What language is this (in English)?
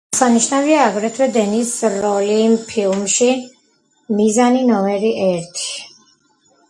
Georgian